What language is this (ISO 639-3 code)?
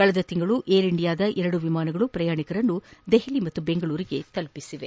kan